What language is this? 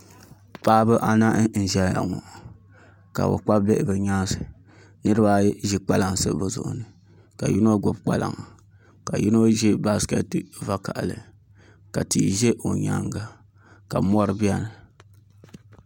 Dagbani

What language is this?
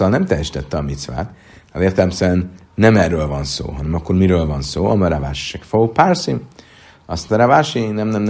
Hungarian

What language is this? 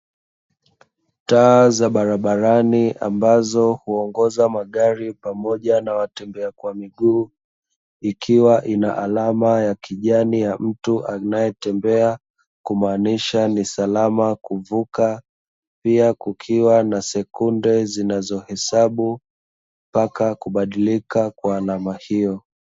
Swahili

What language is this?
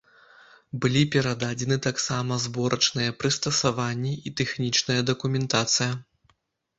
Belarusian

